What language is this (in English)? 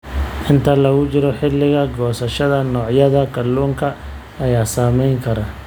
Somali